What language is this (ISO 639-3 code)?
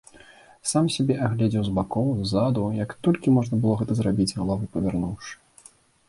bel